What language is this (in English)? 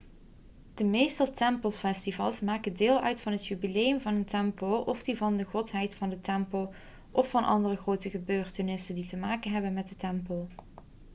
Dutch